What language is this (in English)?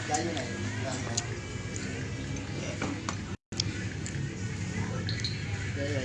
Vietnamese